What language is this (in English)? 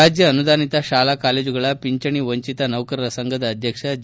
Kannada